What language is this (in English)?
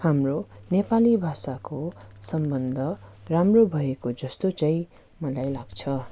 Nepali